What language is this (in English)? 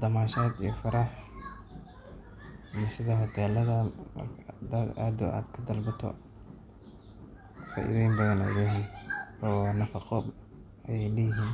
Somali